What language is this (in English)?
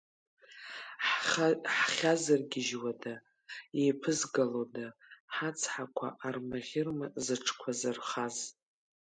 Abkhazian